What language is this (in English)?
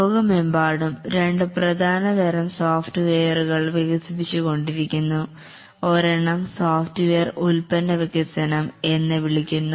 Malayalam